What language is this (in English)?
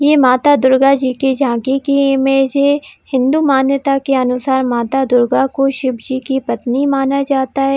Hindi